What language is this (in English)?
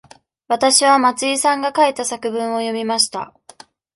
Japanese